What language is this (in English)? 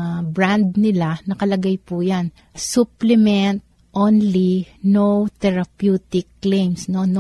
Filipino